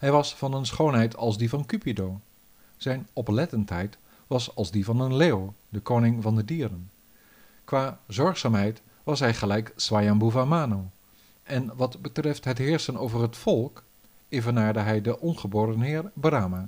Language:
Dutch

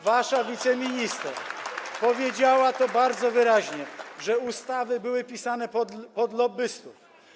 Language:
Polish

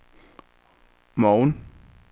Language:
Danish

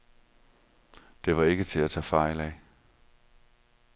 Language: Danish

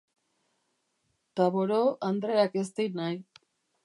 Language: Basque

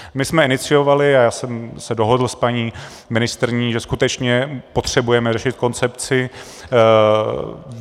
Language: Czech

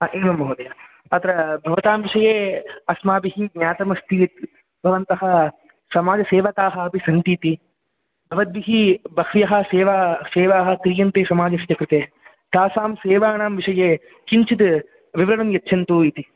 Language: Sanskrit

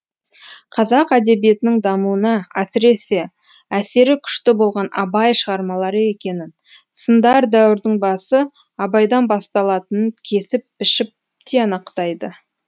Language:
Kazakh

